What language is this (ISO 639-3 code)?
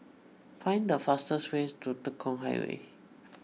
eng